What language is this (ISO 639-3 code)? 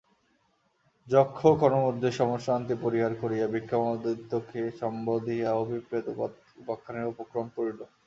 ben